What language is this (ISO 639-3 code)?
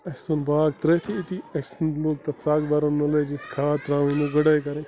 kas